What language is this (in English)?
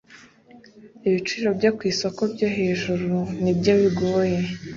Kinyarwanda